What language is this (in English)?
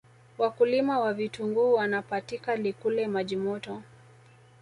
Swahili